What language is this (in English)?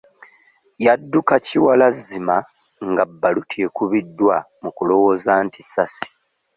Ganda